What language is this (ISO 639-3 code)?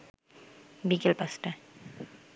ben